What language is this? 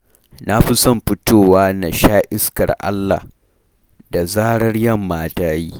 Hausa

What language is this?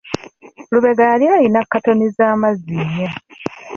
Ganda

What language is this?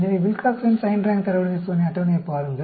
Tamil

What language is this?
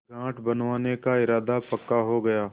Hindi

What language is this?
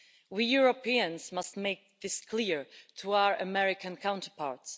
English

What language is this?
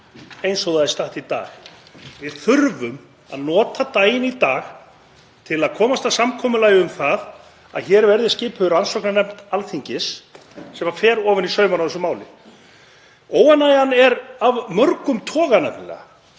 Icelandic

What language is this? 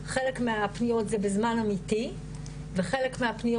Hebrew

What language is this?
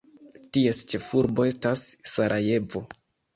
Esperanto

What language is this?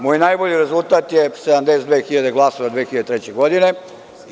Serbian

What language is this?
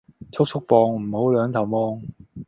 Cantonese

